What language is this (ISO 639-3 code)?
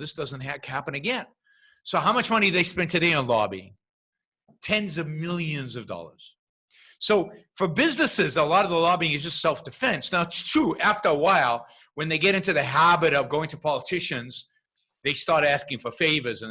eng